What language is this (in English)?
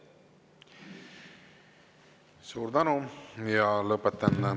Estonian